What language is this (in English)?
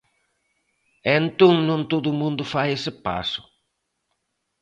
Galician